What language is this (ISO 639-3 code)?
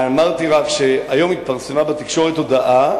heb